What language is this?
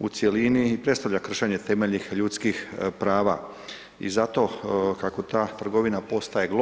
Croatian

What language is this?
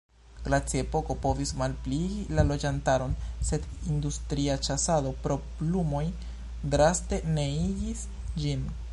Esperanto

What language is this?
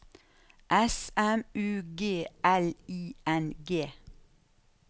Norwegian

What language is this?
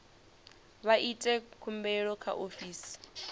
Venda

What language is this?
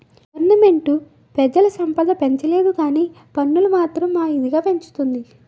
Telugu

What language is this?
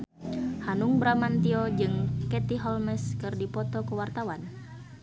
Sundanese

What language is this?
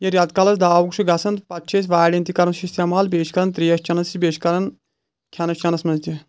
Kashmiri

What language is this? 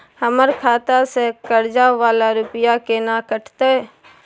Maithili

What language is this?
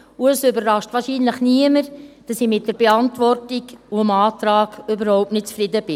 Swiss German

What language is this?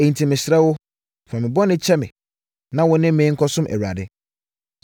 Akan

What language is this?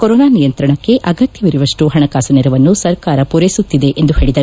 Kannada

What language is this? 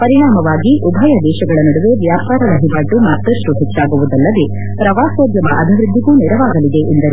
Kannada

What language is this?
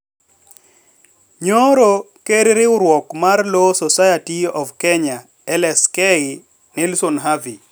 Luo (Kenya and Tanzania)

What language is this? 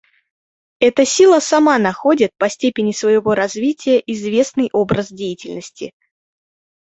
Russian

